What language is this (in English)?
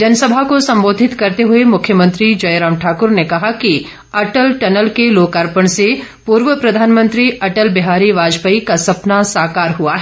Hindi